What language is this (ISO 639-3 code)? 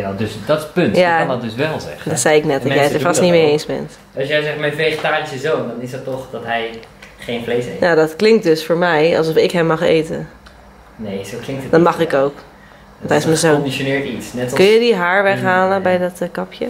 nld